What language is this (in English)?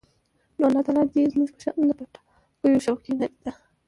Pashto